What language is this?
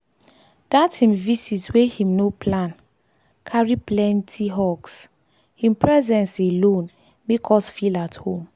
Nigerian Pidgin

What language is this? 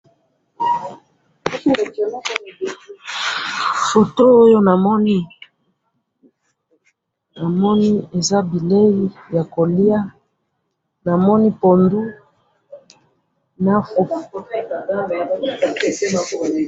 Lingala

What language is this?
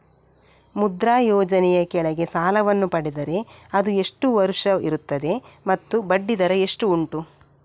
Kannada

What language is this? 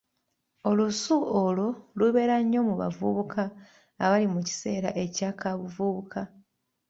Ganda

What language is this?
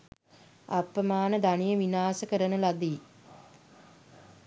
Sinhala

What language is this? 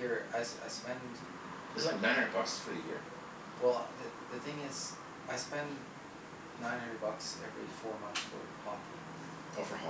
English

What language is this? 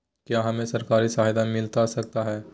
Magahi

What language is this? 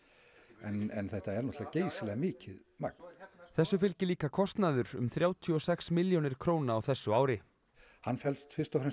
Icelandic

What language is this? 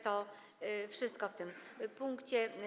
Polish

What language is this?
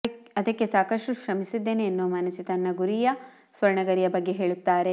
Kannada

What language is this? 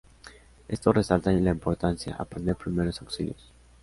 Spanish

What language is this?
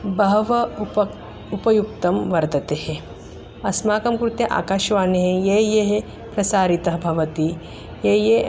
Sanskrit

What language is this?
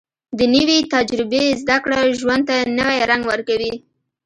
Pashto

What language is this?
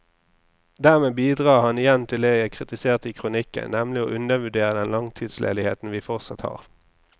Norwegian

